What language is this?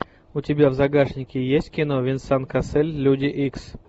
Russian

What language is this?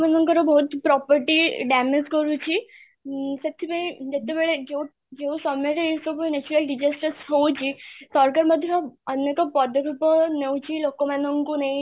Odia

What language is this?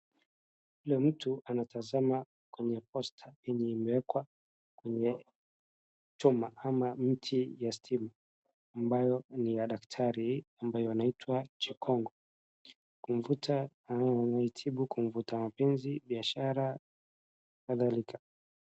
Swahili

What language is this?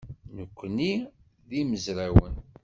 Kabyle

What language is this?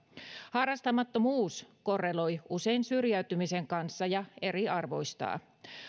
Finnish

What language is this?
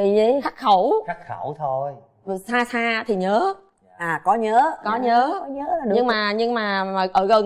Vietnamese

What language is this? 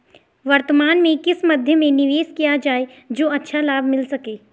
Hindi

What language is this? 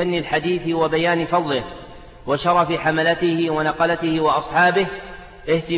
Arabic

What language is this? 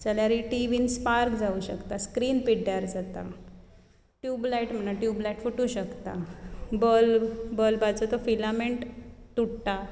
Konkani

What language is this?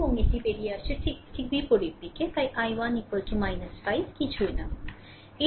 Bangla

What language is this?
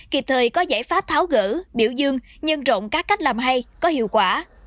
Vietnamese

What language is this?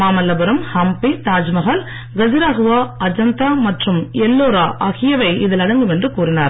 Tamil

